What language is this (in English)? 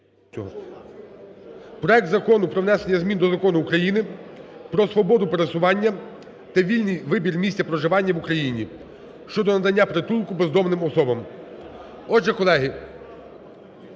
Ukrainian